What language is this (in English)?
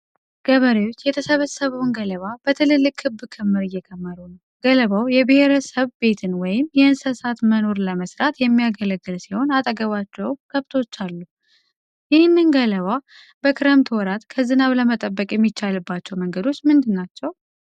Amharic